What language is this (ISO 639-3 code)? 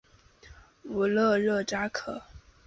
zho